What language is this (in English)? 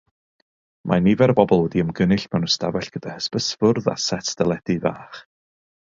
Welsh